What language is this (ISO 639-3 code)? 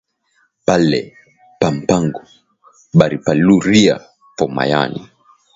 swa